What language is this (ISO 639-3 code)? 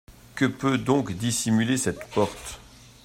fra